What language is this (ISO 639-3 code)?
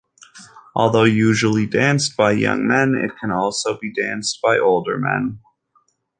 eng